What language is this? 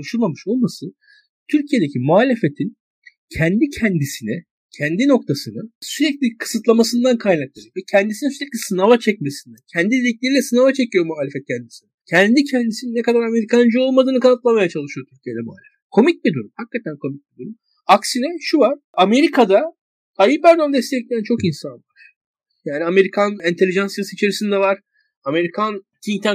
Turkish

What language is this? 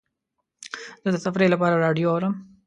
Pashto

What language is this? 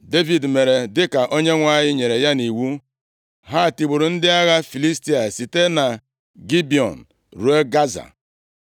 Igbo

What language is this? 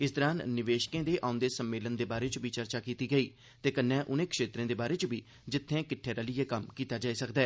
Dogri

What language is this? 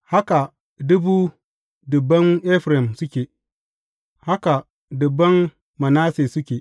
Hausa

